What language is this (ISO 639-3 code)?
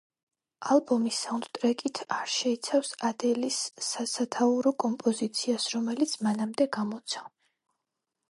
kat